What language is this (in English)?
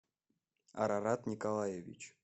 Russian